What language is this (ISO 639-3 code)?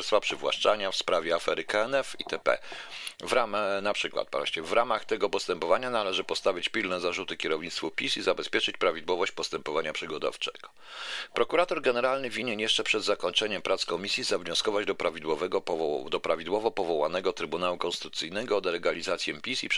pol